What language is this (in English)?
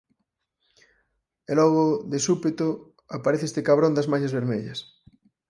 Galician